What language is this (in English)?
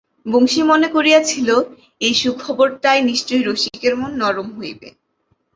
Bangla